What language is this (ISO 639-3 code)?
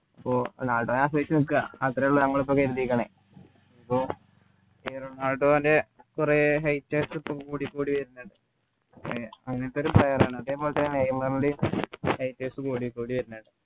mal